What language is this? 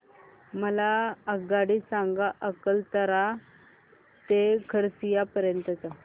Marathi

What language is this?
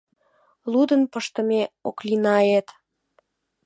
Mari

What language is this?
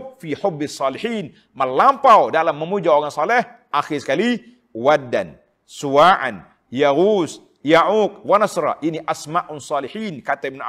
Malay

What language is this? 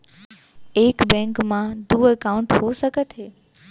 Chhattisgarhi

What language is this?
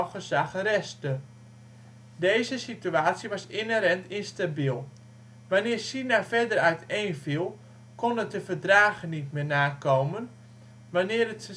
Dutch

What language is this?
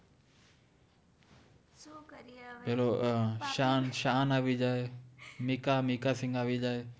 Gujarati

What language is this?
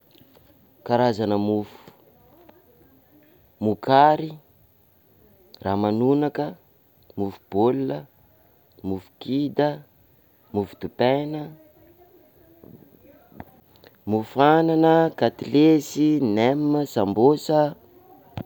Sakalava Malagasy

